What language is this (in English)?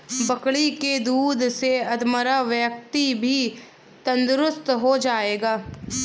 Hindi